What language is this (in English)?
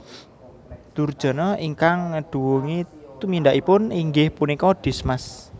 Javanese